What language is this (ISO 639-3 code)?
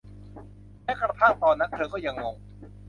tha